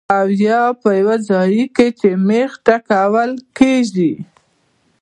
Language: Pashto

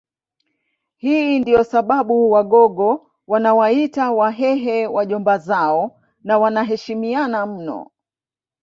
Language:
Swahili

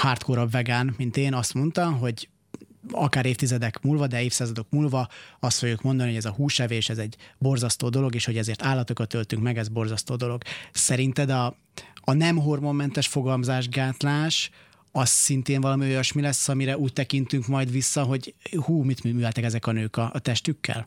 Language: Hungarian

